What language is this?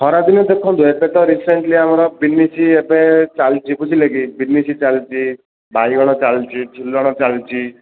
Odia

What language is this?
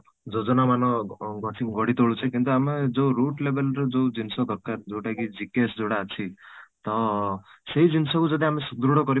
Odia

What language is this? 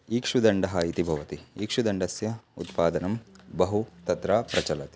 Sanskrit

